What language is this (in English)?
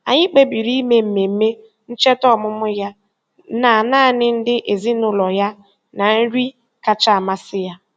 Igbo